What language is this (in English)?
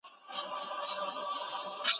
Pashto